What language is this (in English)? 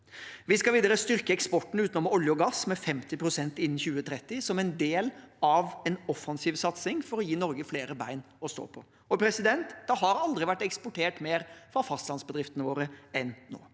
Norwegian